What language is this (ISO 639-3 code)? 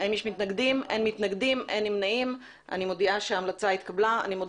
heb